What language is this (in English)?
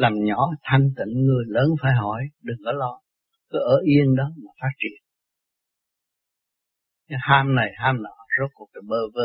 Vietnamese